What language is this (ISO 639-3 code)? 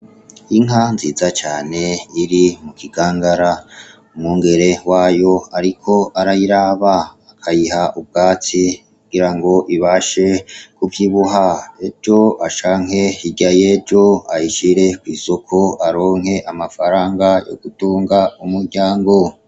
run